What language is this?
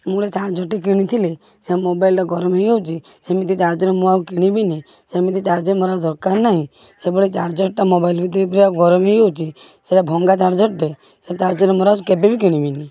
Odia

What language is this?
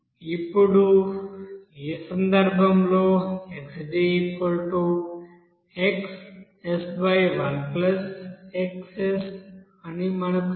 Telugu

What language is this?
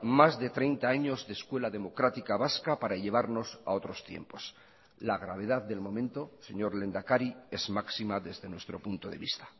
Spanish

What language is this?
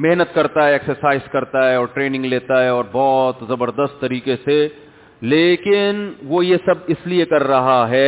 Urdu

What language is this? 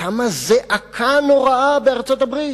Hebrew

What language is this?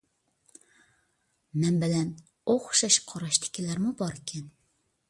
Uyghur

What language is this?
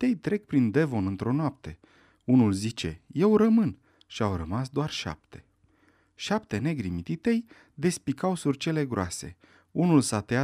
Romanian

